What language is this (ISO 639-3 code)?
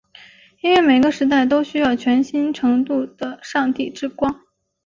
zho